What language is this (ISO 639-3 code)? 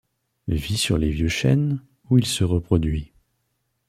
fra